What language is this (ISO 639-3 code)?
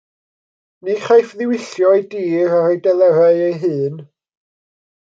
cym